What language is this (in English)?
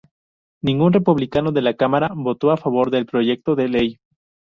Spanish